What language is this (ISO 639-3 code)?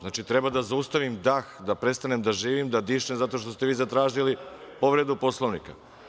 srp